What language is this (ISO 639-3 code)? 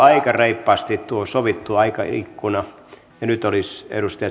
fin